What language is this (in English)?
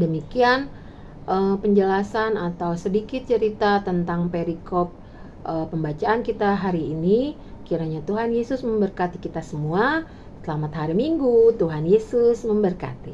Indonesian